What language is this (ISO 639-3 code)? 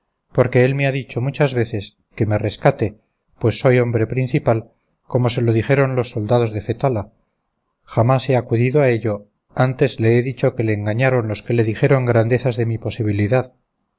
spa